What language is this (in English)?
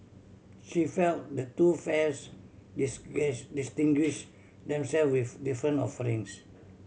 English